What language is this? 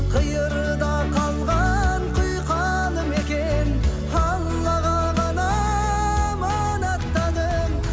Kazakh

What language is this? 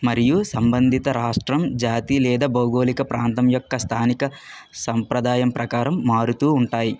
Telugu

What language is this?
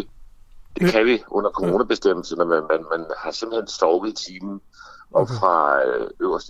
Danish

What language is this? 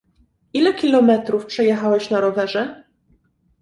Polish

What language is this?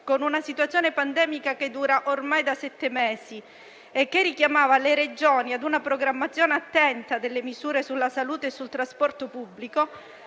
Italian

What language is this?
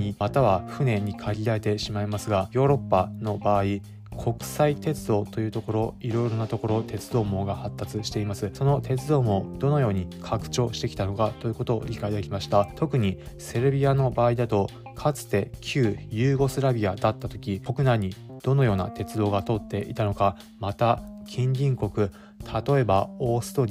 Japanese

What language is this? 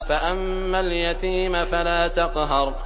Arabic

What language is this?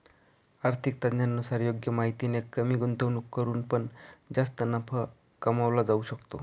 Marathi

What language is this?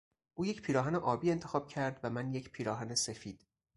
Persian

